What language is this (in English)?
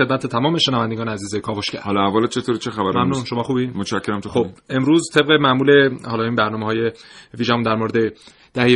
Persian